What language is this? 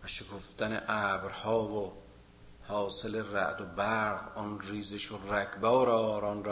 Persian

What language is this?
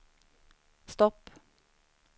Swedish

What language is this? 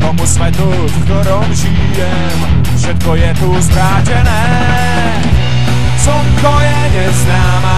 Czech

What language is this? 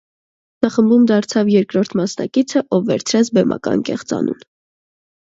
Armenian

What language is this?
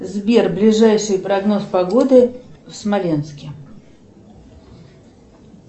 Russian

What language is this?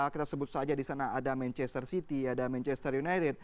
Indonesian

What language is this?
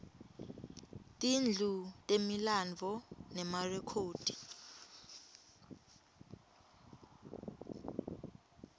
Swati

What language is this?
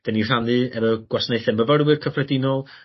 Welsh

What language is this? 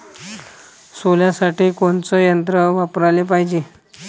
Marathi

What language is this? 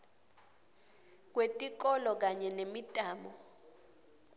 Swati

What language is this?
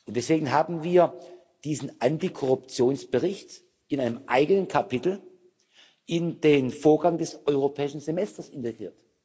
German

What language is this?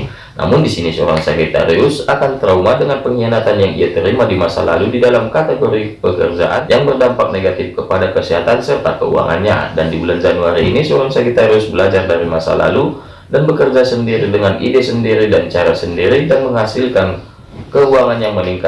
Indonesian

